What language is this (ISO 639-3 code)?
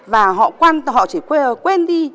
vie